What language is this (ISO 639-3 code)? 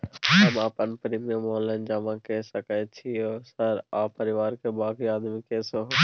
mai